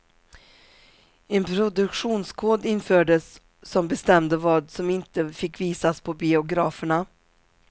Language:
Swedish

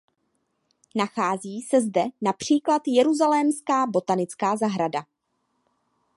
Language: Czech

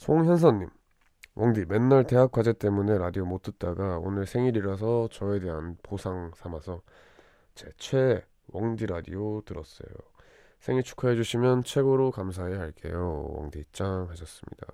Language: Korean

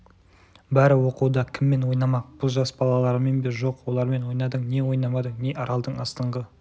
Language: Kazakh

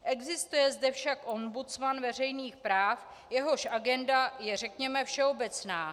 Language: Czech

